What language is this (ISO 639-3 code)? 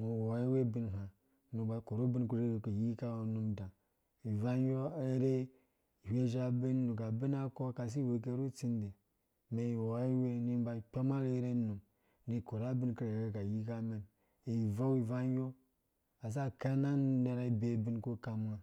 ldb